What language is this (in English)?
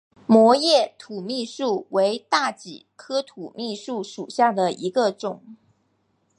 Chinese